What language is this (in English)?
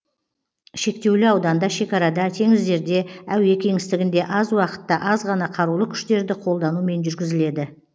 Kazakh